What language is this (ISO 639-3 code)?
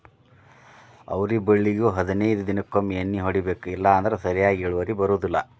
kan